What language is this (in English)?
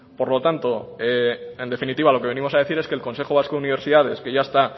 Spanish